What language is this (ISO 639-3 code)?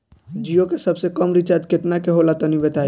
bho